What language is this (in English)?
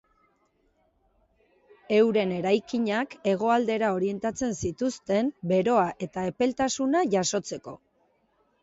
Basque